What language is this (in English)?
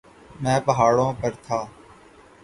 Urdu